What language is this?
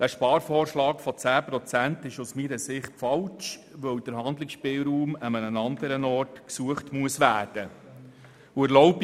Swiss German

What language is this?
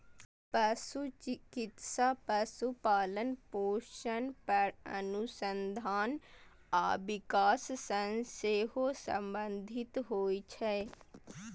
Maithili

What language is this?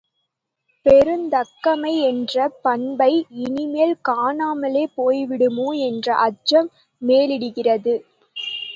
Tamil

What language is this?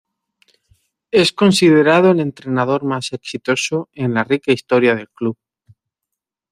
Spanish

